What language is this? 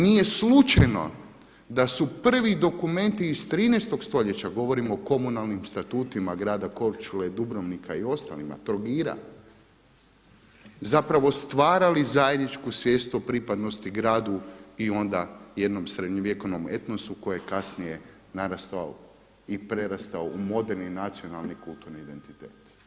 Croatian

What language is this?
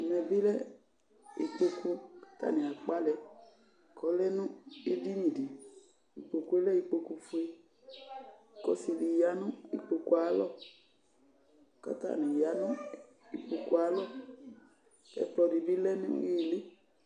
Ikposo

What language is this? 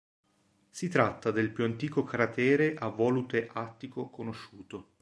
Italian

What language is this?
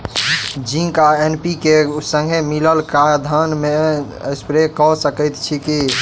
Maithili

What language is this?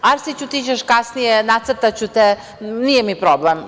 Serbian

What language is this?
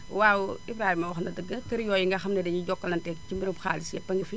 Wolof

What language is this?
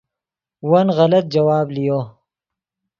Yidgha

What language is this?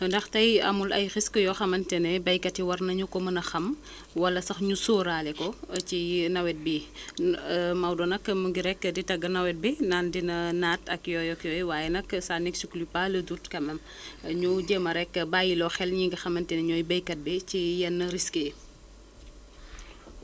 Wolof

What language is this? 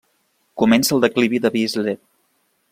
Catalan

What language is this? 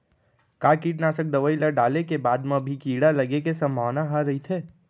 Chhattisgarhi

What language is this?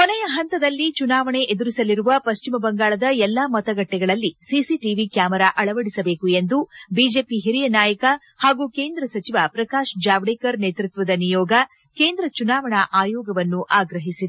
Kannada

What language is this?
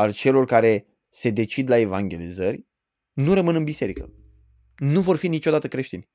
Romanian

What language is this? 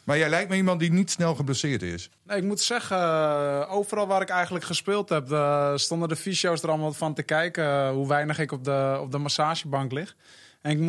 Dutch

